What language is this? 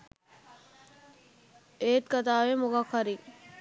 Sinhala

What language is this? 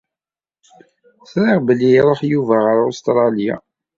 Kabyle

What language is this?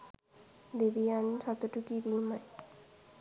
Sinhala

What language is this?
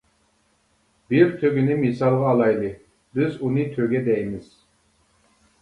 Uyghur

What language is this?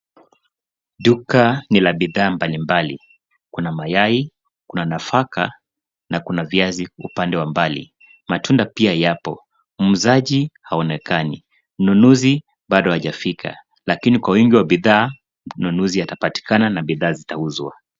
Swahili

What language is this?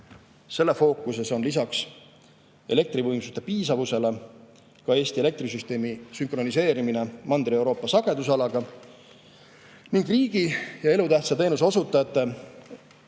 Estonian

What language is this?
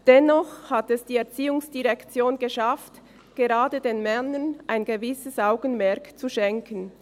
Swiss German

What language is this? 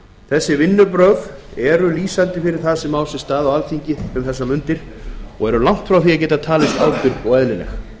Icelandic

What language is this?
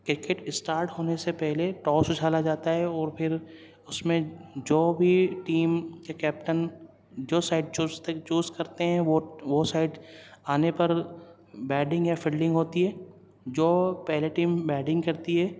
Urdu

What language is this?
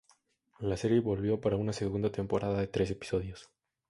Spanish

